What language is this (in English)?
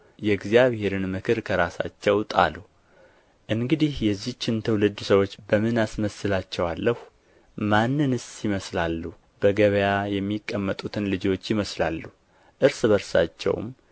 Amharic